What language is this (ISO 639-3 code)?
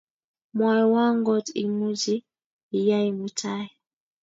kln